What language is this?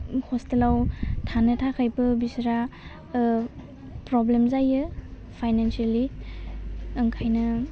Bodo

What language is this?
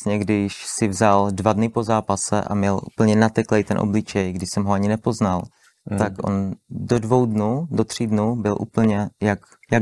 Czech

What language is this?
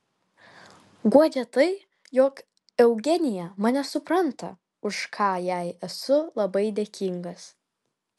Lithuanian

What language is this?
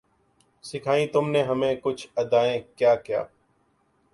Urdu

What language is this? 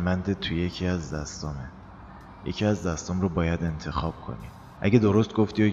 Persian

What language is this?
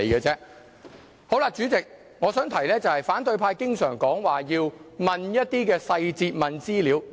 Cantonese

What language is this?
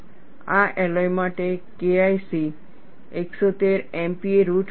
Gujarati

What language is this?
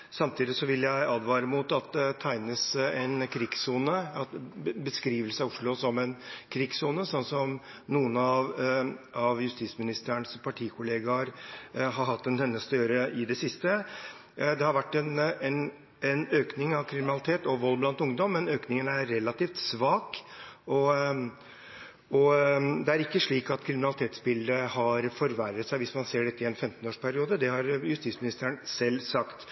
Norwegian Bokmål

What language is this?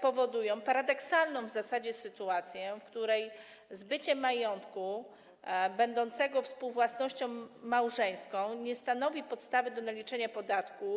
Polish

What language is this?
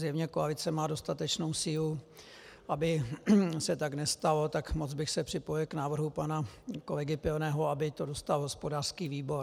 Czech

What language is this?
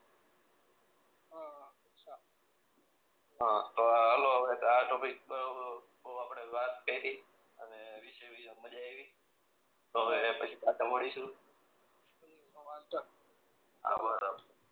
Gujarati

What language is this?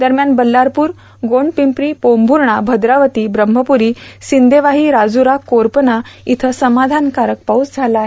Marathi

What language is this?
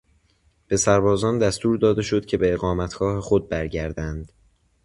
Persian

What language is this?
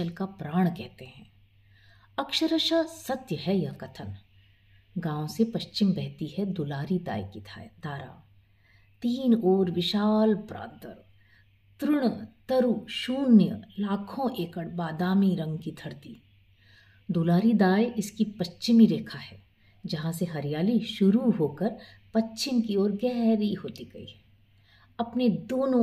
Hindi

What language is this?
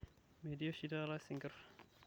Masai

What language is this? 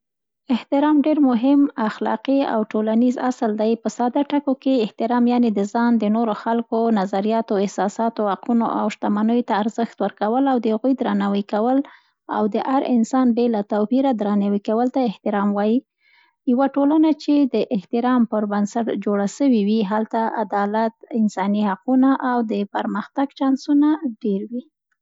Central Pashto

